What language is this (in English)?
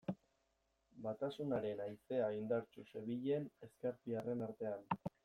Basque